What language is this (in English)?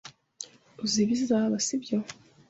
Kinyarwanda